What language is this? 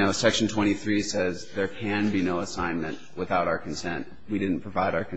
English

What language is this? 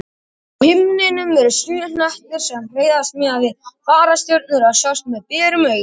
Icelandic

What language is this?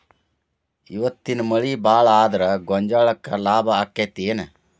Kannada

